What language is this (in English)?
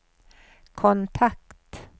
Swedish